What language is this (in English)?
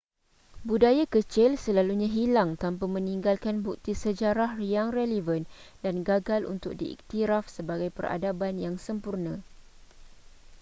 Malay